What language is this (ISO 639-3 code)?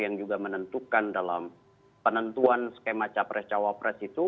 ind